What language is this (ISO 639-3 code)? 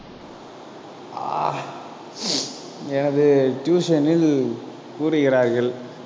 tam